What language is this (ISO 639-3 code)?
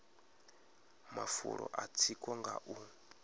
ven